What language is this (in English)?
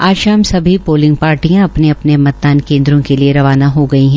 Hindi